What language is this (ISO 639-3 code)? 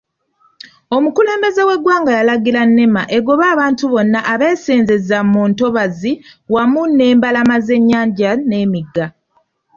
lug